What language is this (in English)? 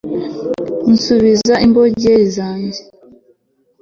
Kinyarwanda